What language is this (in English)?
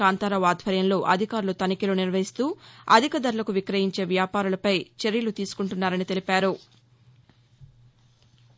Telugu